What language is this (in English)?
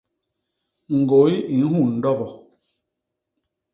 Basaa